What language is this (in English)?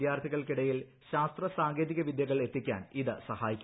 Malayalam